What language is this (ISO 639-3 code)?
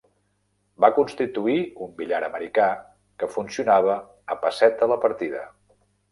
cat